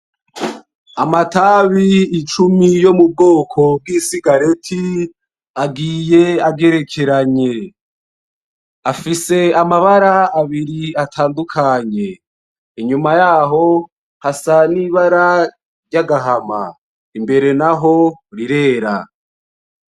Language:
Rundi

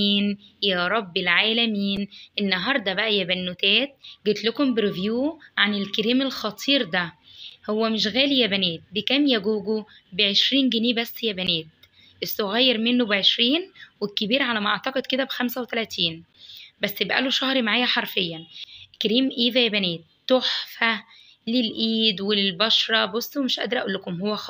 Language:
Arabic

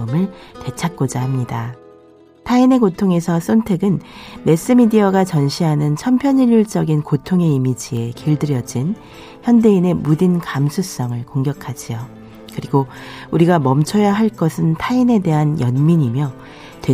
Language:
Korean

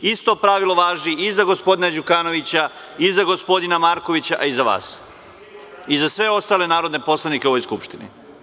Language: Serbian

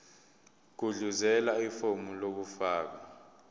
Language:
Zulu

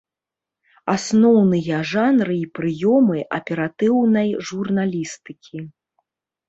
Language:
Belarusian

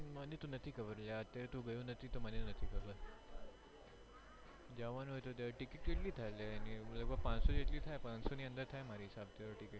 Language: Gujarati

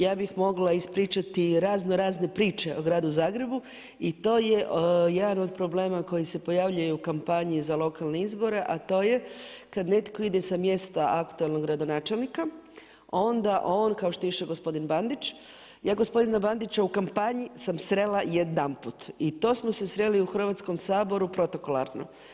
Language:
Croatian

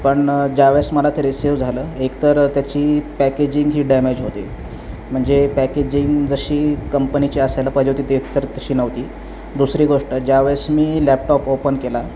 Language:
Marathi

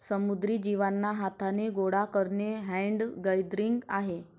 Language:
Marathi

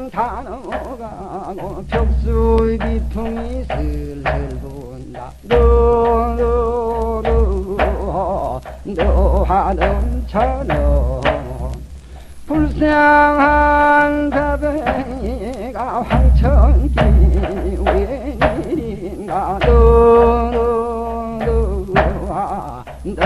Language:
Korean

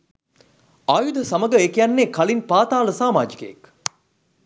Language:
Sinhala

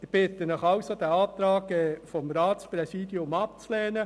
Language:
Swiss German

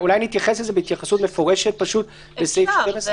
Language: Hebrew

